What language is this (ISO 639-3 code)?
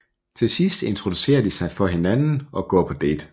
dan